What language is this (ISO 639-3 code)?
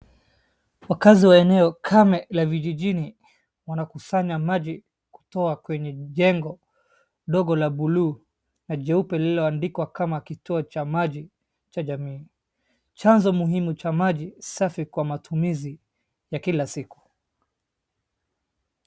swa